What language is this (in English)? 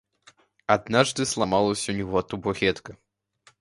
Russian